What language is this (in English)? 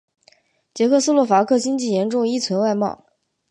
Chinese